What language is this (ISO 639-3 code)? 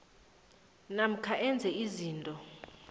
nbl